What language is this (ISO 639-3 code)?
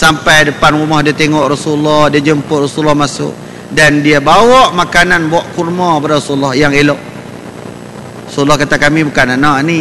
msa